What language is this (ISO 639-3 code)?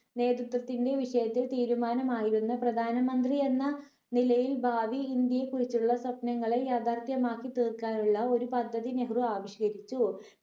mal